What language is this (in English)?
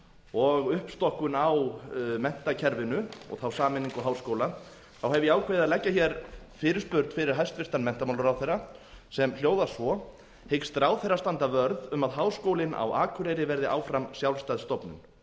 Icelandic